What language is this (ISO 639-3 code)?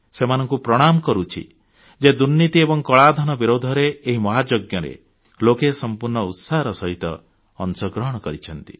ori